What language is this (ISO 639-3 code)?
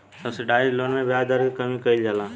bho